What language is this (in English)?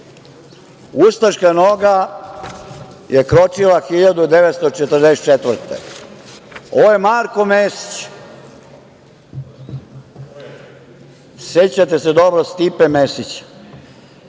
Serbian